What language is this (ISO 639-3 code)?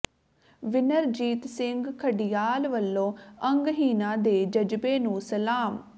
pan